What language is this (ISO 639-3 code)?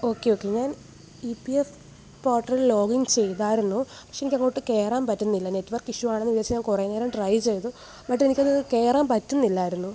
mal